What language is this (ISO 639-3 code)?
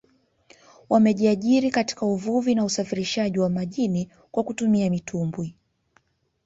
swa